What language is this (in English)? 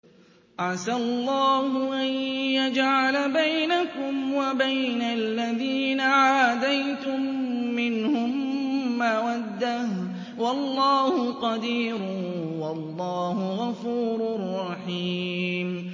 Arabic